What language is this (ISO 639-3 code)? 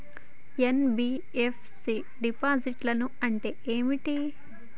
tel